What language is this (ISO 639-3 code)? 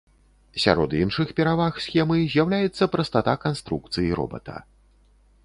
bel